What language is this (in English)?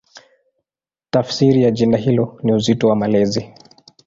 Swahili